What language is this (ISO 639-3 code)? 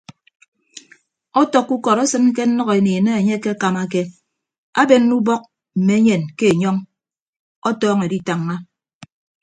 ibb